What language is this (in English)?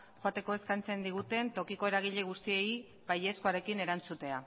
Basque